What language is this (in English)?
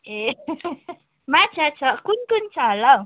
Nepali